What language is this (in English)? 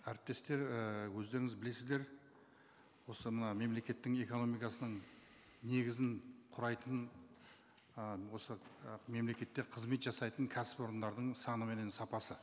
Kazakh